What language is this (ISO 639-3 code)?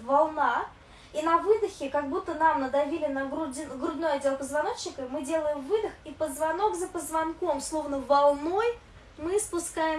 rus